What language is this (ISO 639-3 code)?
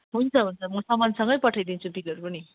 nep